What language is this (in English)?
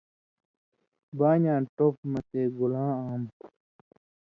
Indus Kohistani